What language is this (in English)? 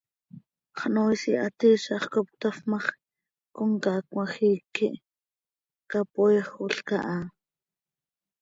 Seri